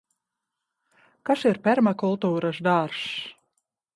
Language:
Latvian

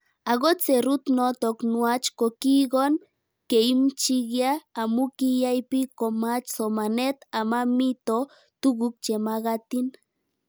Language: Kalenjin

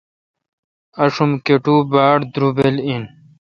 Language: Kalkoti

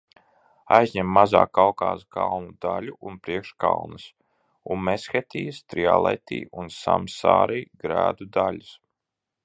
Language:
Latvian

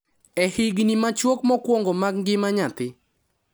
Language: Luo (Kenya and Tanzania)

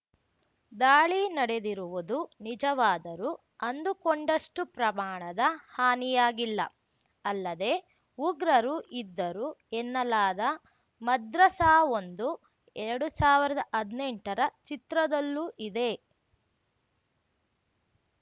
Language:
Kannada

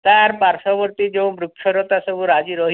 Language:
Odia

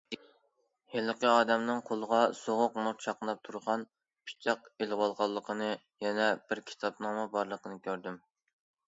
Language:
Uyghur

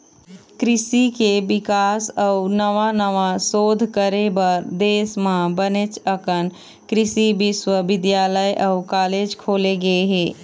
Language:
Chhattisgarhi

